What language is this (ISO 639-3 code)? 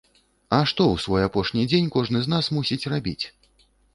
bel